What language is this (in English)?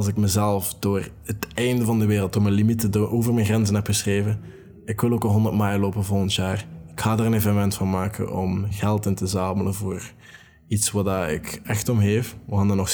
Dutch